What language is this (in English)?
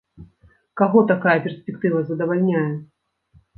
Belarusian